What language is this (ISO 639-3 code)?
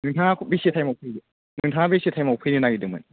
brx